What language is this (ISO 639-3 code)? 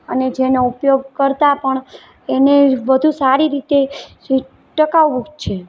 guj